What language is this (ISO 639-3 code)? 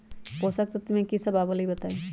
mag